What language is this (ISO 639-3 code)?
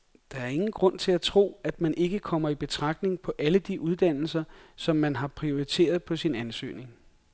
dan